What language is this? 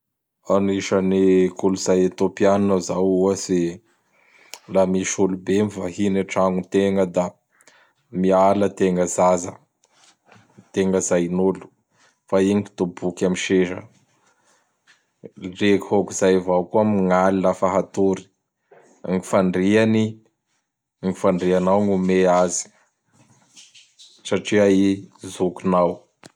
Bara Malagasy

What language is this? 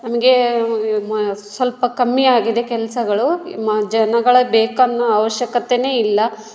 Kannada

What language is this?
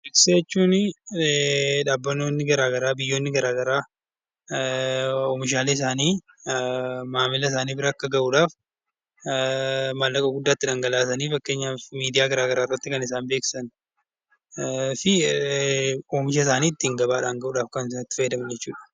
Oromo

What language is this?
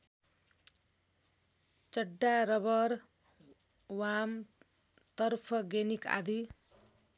Nepali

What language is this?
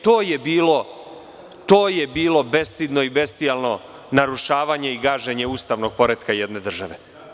Serbian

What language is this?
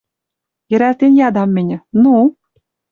Western Mari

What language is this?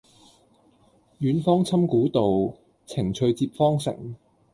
Cantonese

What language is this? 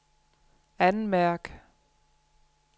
Danish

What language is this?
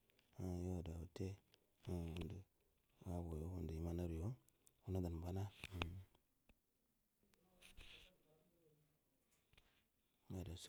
Buduma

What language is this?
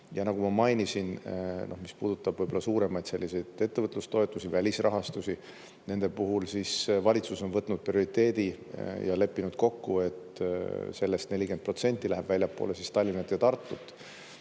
Estonian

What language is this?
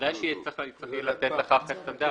Hebrew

